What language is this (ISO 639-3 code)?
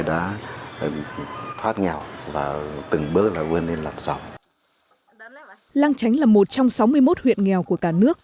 vie